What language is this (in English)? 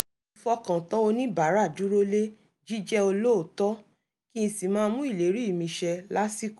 Yoruba